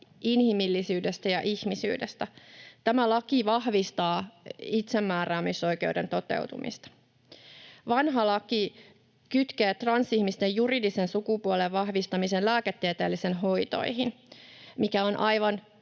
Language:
Finnish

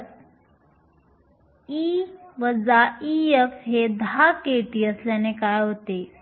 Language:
Marathi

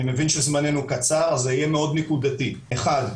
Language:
Hebrew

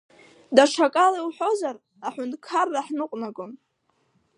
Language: Abkhazian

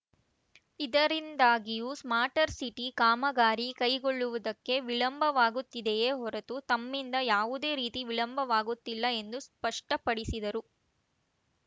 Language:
Kannada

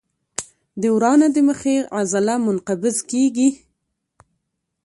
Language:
Pashto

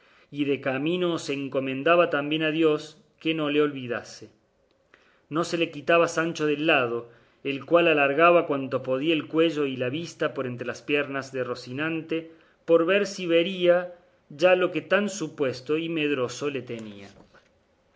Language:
Spanish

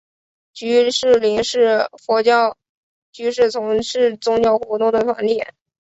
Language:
Chinese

